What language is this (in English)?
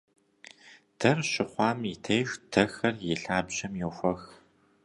Kabardian